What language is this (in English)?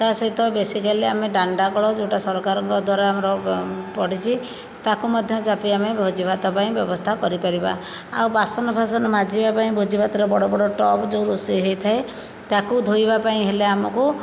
Odia